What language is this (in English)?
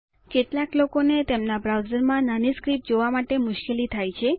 Gujarati